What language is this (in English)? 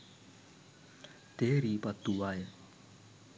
Sinhala